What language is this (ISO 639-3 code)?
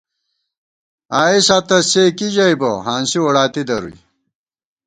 gwt